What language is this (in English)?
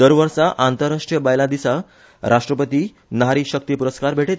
Konkani